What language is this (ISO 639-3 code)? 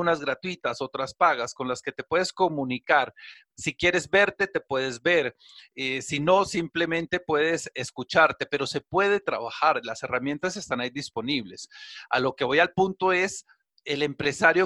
spa